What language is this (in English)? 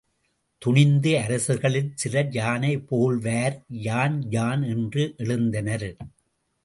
Tamil